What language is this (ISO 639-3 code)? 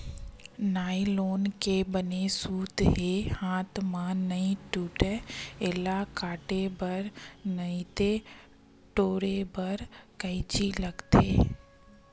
hne